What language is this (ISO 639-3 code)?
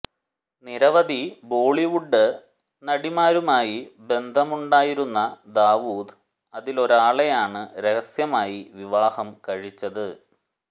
mal